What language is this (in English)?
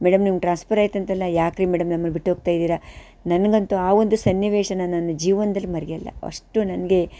Kannada